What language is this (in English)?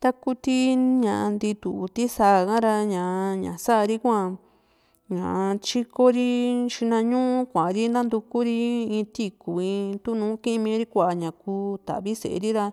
Juxtlahuaca Mixtec